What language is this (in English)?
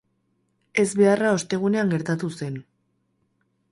Basque